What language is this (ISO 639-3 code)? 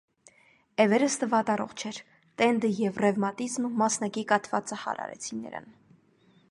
hye